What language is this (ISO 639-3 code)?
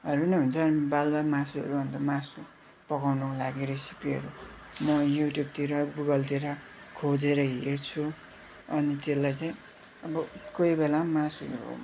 nep